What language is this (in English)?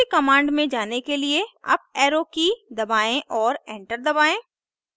Hindi